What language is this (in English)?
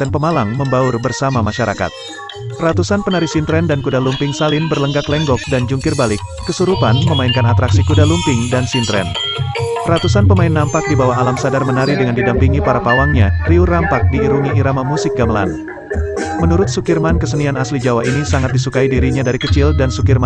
Indonesian